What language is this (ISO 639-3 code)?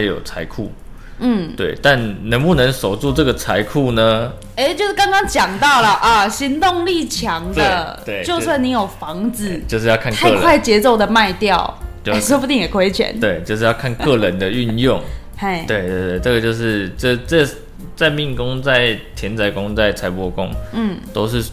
zho